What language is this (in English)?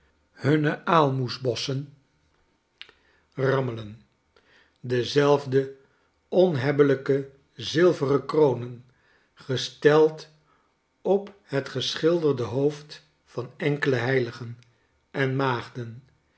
Dutch